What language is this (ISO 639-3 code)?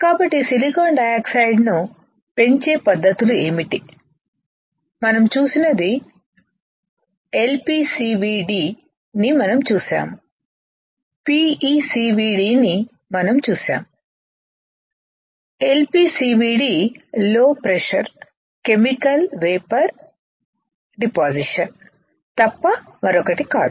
tel